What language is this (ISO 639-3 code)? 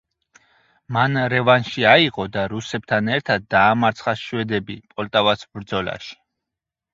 kat